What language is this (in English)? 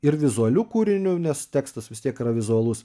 Lithuanian